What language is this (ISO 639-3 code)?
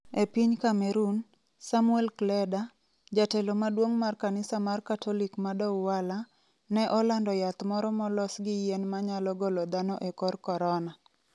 luo